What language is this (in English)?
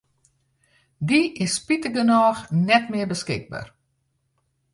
Western Frisian